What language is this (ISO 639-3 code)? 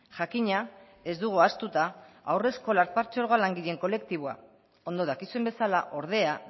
eus